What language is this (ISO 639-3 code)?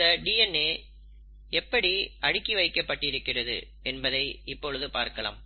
tam